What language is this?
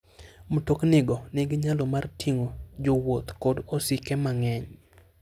Luo (Kenya and Tanzania)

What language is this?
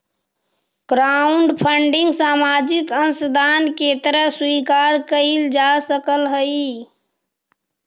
Magahi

